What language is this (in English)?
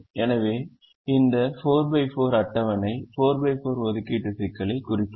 Tamil